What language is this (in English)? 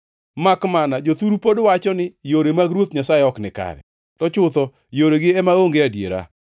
Luo (Kenya and Tanzania)